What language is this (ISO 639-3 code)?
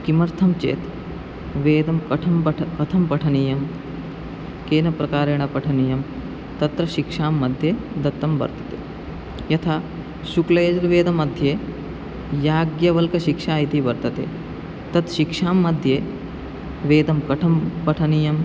san